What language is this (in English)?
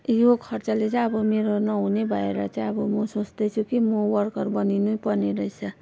Nepali